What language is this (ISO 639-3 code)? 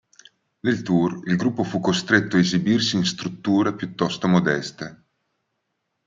ita